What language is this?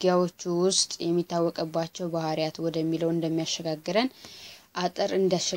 Arabic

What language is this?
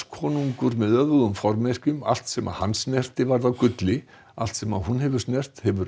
Icelandic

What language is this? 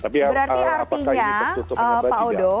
Indonesian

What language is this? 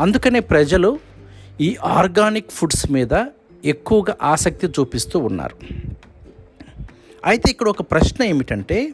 Telugu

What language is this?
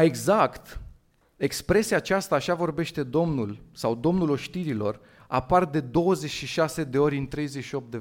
Romanian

